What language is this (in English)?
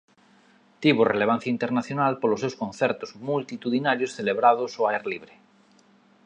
Galician